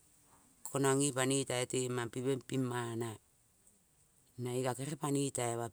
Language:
Kol (Papua New Guinea)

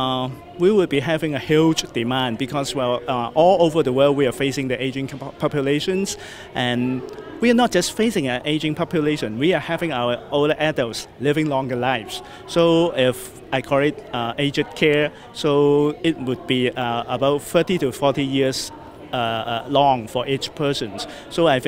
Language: English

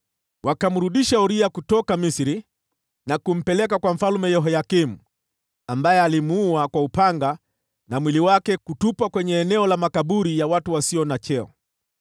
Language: Swahili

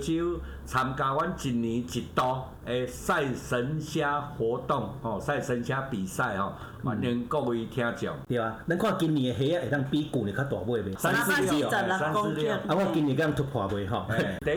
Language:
Chinese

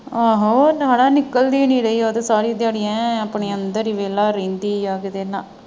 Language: Punjabi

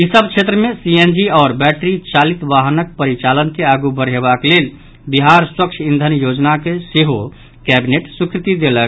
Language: Maithili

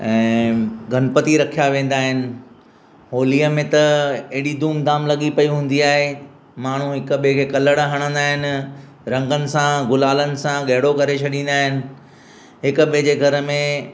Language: Sindhi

